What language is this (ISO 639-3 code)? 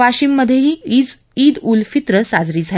mar